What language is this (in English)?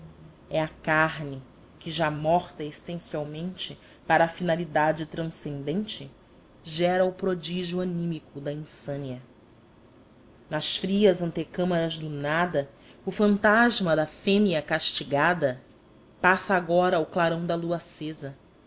Portuguese